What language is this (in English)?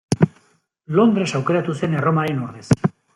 Basque